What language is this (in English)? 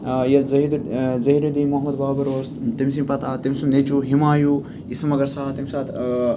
Kashmiri